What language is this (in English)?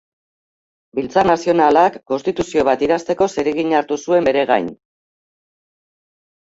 Basque